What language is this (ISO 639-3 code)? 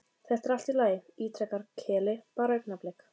isl